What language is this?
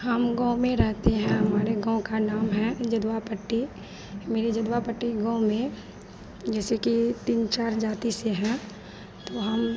Hindi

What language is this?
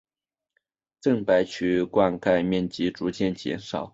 Chinese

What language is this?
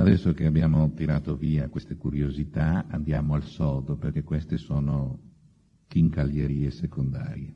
Italian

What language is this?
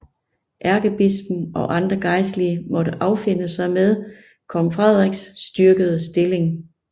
Danish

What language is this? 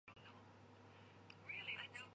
Chinese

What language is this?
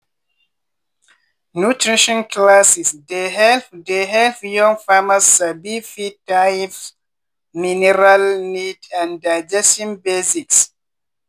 Nigerian Pidgin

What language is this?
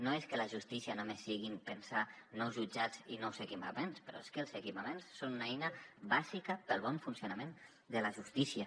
Catalan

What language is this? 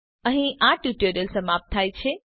Gujarati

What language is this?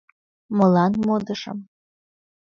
Mari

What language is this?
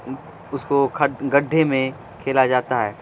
Urdu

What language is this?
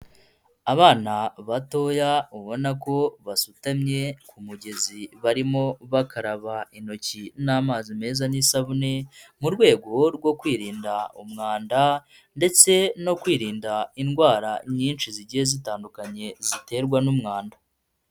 Kinyarwanda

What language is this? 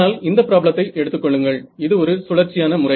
Tamil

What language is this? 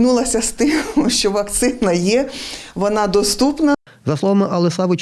Ukrainian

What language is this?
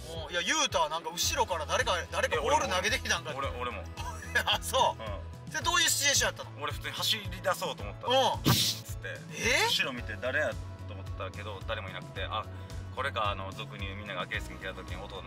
Japanese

